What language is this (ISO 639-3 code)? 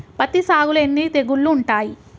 tel